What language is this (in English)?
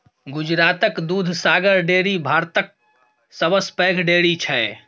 Maithili